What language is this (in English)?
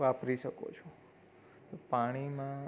Gujarati